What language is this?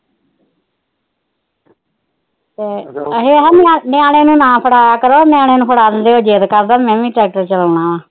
Punjabi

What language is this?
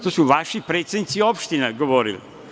Serbian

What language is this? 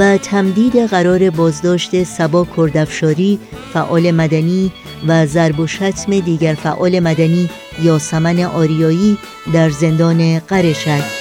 Persian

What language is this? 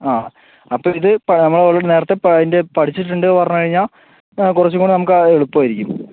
Malayalam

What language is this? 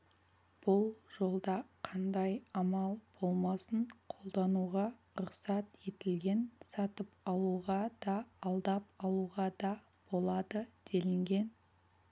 Kazakh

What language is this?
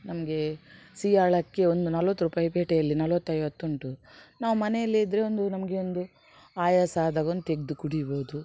Kannada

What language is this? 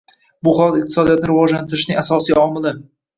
Uzbek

